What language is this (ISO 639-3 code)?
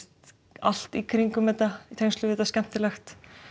isl